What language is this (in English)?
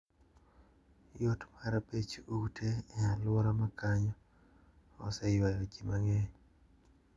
Luo (Kenya and Tanzania)